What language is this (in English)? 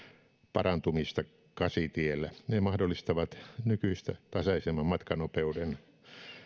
Finnish